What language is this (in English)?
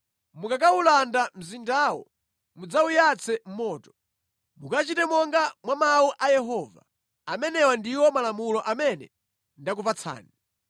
Nyanja